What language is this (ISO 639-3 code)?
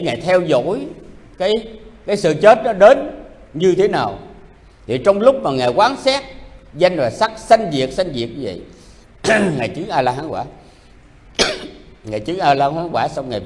vie